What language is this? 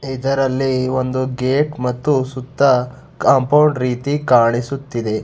Kannada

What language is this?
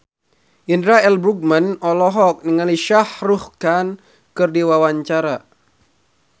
Sundanese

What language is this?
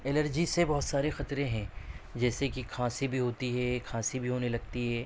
Urdu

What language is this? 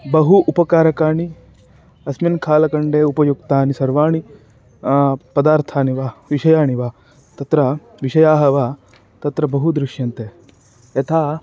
Sanskrit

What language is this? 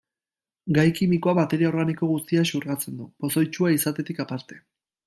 Basque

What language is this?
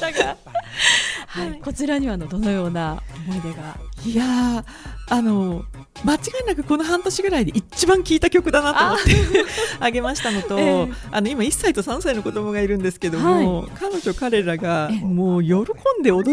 Japanese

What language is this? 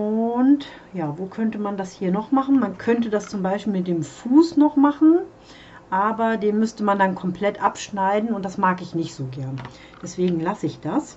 German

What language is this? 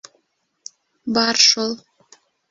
Bashkir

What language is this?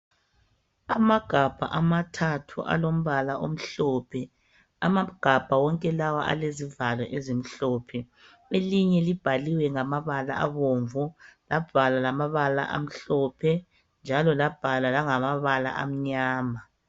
North Ndebele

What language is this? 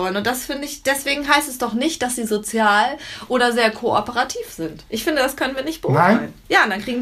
German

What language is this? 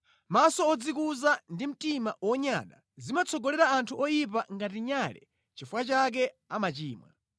Nyanja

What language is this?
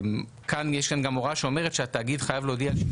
Hebrew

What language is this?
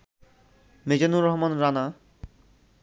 Bangla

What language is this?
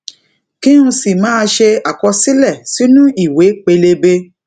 Yoruba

